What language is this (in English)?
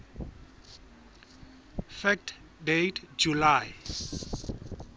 Southern Sotho